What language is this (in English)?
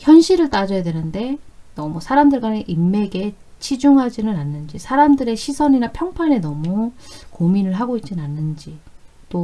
Korean